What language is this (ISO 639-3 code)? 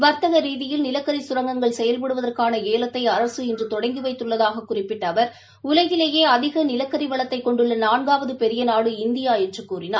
tam